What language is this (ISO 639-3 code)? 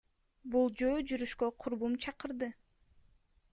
kir